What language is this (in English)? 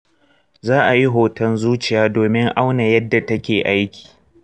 Hausa